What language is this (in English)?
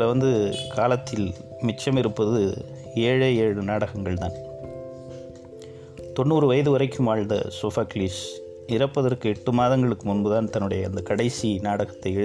Tamil